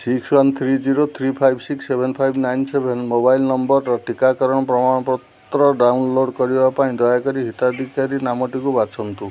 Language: Odia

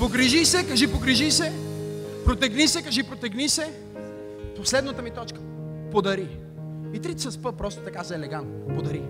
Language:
Bulgarian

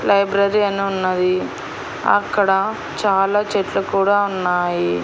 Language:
Telugu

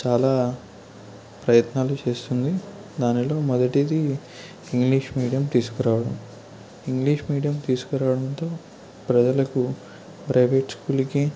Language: Telugu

